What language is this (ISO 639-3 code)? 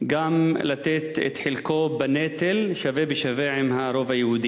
heb